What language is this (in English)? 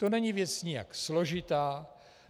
Czech